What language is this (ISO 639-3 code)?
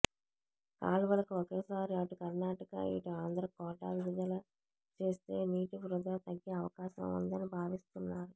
tel